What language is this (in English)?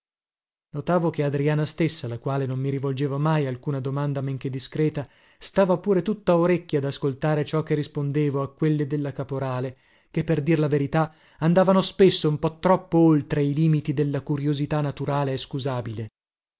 Italian